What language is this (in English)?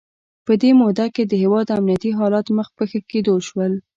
Pashto